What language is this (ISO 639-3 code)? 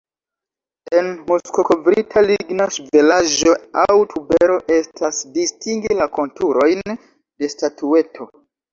epo